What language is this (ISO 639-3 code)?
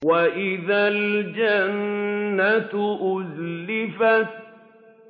ara